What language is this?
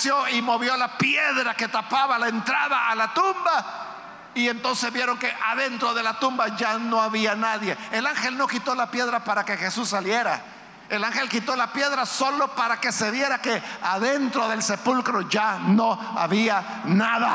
Spanish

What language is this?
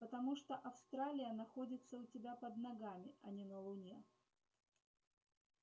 Russian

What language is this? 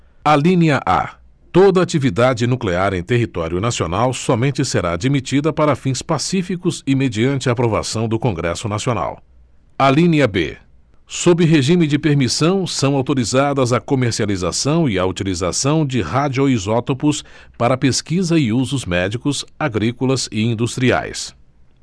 Portuguese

